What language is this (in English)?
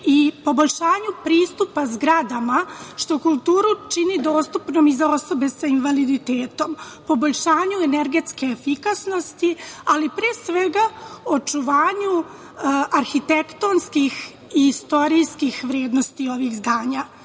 Serbian